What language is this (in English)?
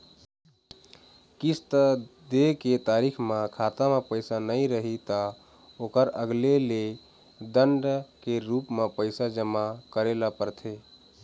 Chhattisgarhi